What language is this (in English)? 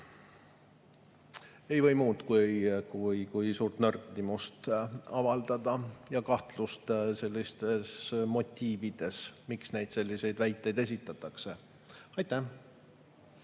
Estonian